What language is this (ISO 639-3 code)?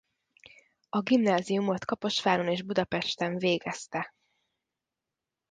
hun